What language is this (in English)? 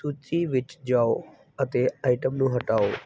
Punjabi